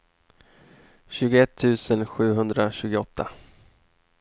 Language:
Swedish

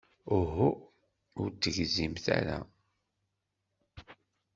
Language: Kabyle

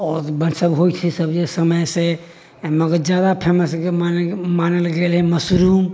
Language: Maithili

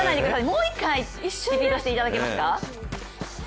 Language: Japanese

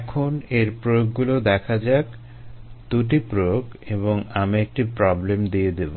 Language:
Bangla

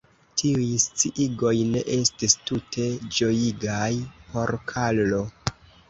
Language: Esperanto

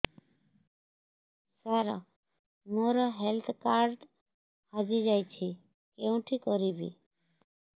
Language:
Odia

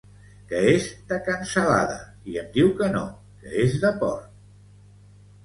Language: Catalan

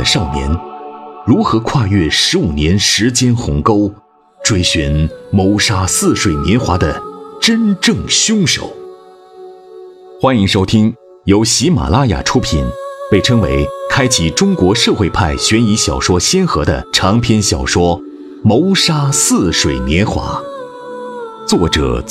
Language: Chinese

